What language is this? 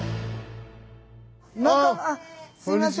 Japanese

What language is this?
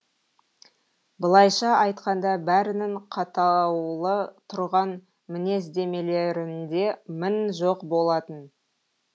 Kazakh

